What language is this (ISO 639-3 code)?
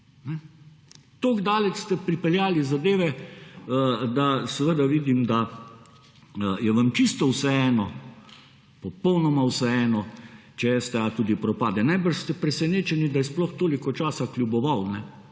slv